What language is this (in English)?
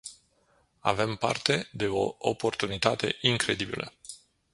Romanian